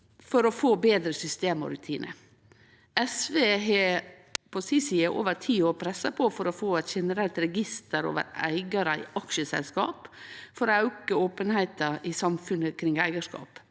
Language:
Norwegian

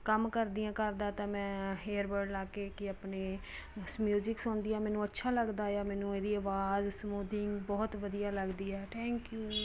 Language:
Punjabi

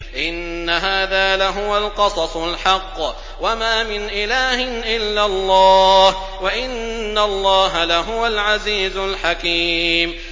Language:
Arabic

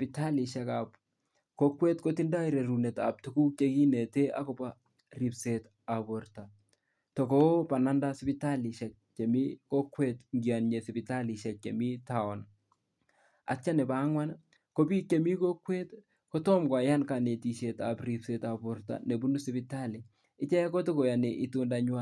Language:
Kalenjin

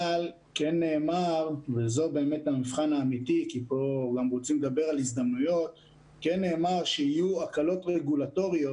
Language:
Hebrew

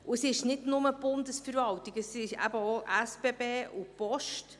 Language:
Swiss German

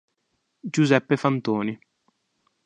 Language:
Italian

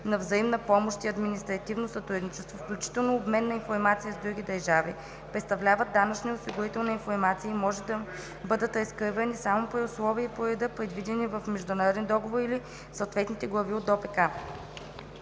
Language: Bulgarian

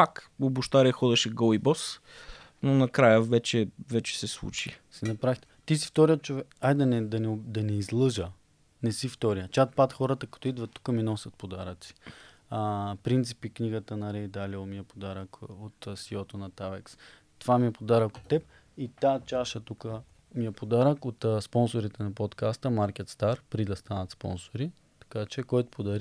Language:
Bulgarian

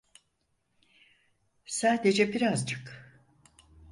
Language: Turkish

